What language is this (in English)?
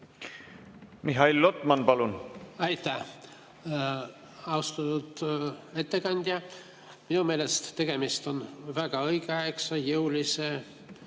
Estonian